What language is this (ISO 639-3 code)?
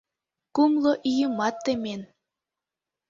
chm